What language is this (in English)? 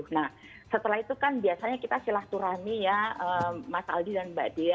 Indonesian